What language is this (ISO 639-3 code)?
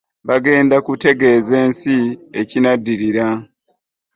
lug